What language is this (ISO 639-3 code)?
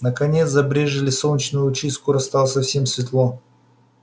rus